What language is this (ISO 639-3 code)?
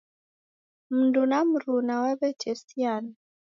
dav